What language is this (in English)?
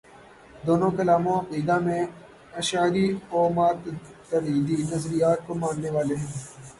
Urdu